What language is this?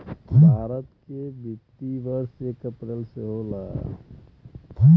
Bhojpuri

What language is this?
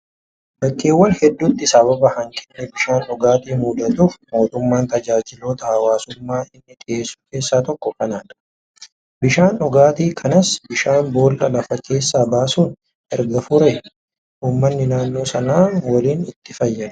Oromo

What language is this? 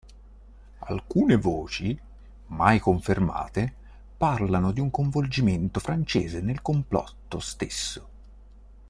Italian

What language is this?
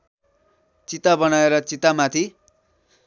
Nepali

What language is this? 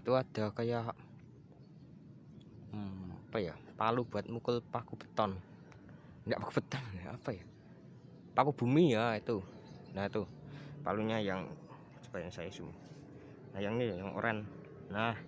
Indonesian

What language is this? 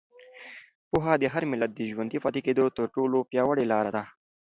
Pashto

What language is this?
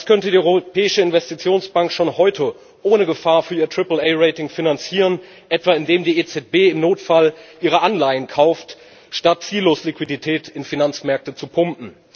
German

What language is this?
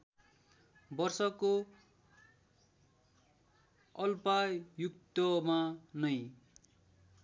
Nepali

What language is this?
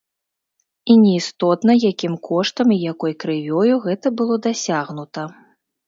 Belarusian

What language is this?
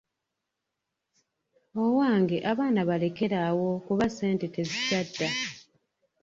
Ganda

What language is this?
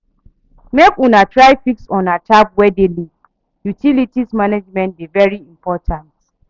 Nigerian Pidgin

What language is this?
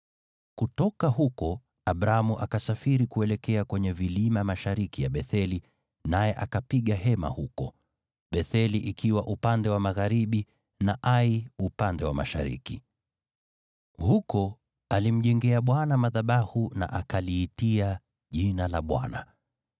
Swahili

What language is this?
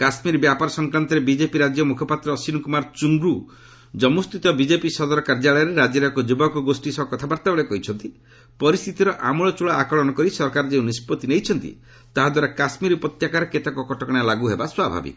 Odia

